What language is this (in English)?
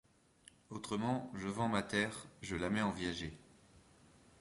French